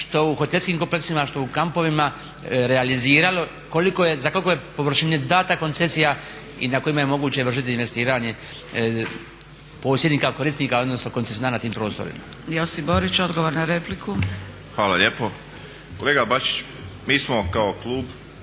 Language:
Croatian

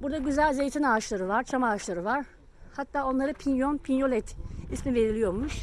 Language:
Turkish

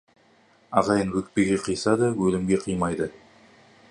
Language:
Kazakh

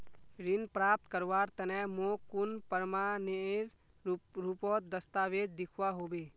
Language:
Magahi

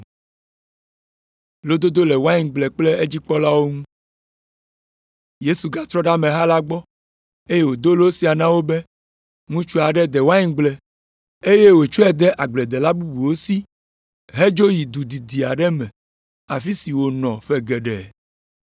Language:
Ewe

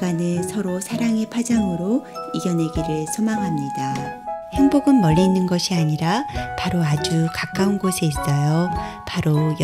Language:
Korean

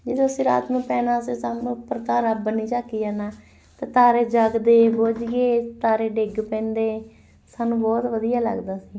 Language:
Punjabi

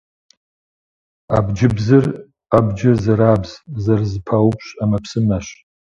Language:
Kabardian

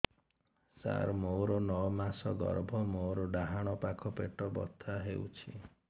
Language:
Odia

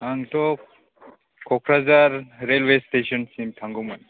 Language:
Bodo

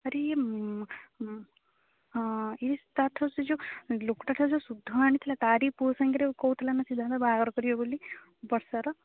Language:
Odia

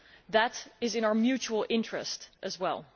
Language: English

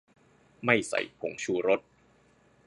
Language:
Thai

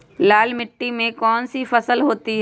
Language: Magahi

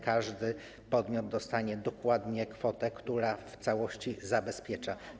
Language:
Polish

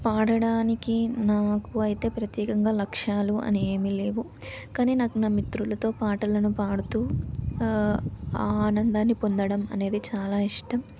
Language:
Telugu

